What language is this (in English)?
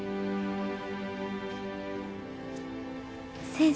Japanese